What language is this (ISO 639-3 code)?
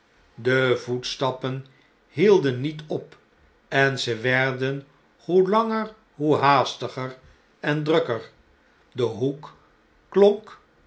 nld